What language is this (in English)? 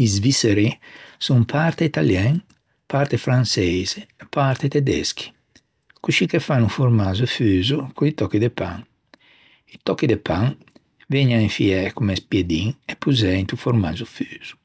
Ligurian